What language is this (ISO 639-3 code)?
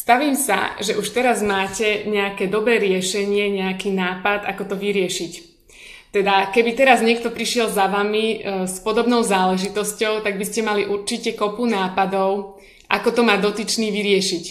slk